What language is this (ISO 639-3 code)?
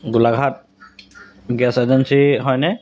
asm